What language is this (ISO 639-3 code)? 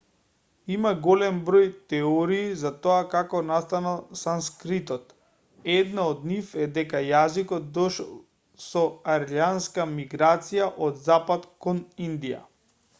mkd